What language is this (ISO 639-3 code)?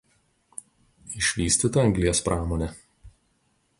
lit